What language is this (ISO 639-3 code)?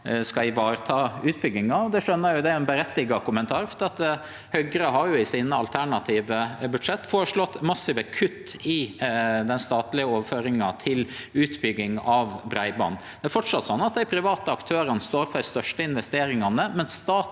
nor